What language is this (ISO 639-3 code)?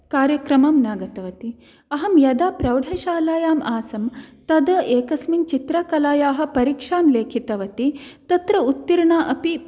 san